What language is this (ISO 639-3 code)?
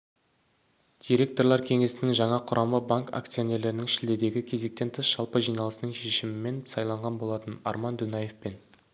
kaz